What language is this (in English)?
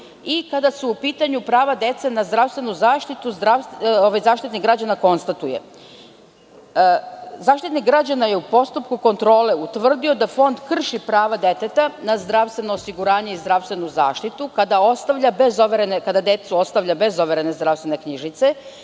Serbian